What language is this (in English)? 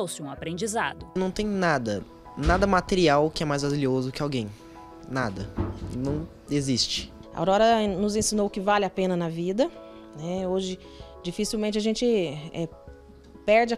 Portuguese